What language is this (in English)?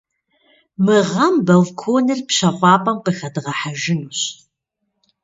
Kabardian